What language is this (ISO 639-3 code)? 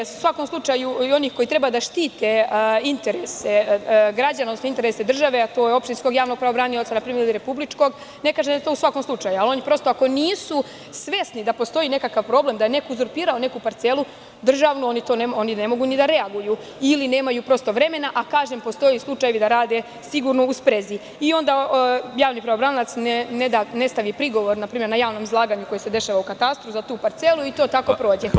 srp